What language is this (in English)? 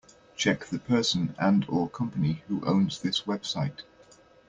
English